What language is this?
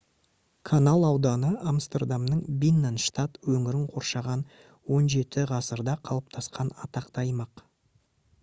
Kazakh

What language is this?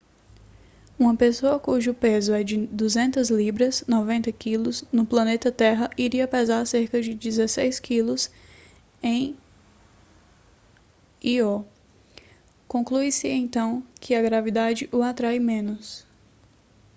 Portuguese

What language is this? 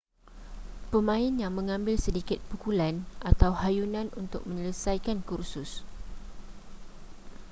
Malay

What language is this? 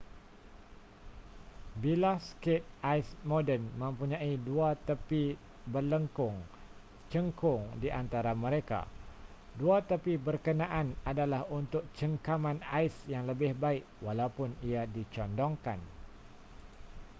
Malay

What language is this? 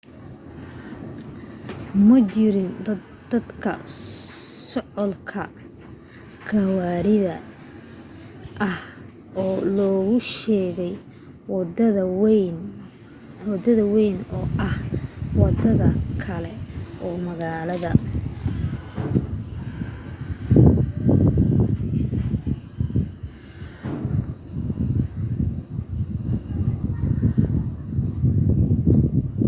Somali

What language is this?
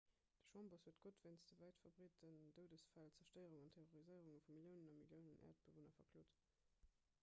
Luxembourgish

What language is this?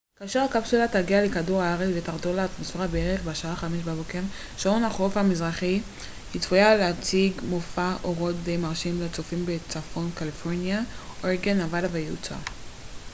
Hebrew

